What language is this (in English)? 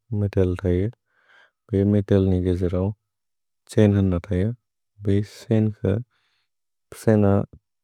Bodo